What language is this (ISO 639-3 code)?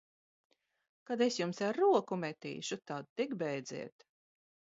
lav